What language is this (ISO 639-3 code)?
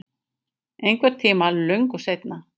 isl